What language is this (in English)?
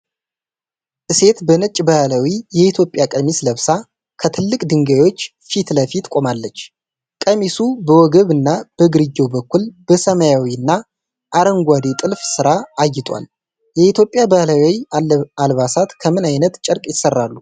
Amharic